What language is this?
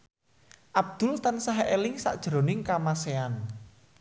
Javanese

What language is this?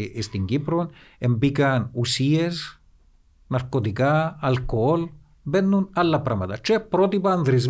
Greek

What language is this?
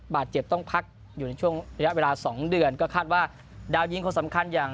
Thai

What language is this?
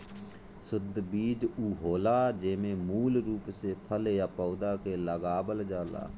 Bhojpuri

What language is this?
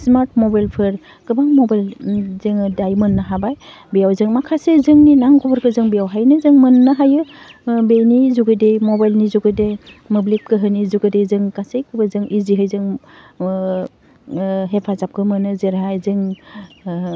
Bodo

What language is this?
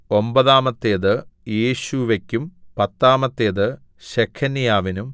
Malayalam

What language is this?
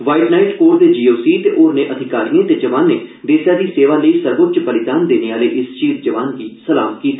Dogri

